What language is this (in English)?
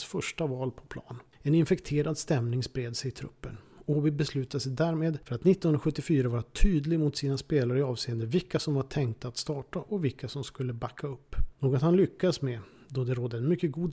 Swedish